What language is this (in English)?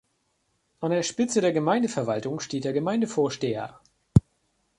German